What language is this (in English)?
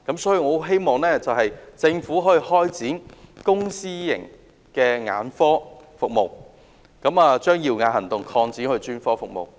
Cantonese